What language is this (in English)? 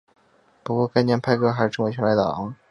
Chinese